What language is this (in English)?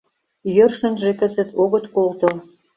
Mari